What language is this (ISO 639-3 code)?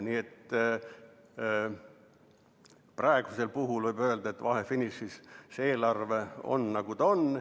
est